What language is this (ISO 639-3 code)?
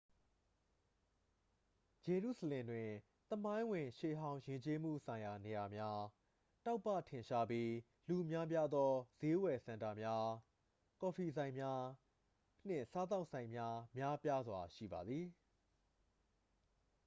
mya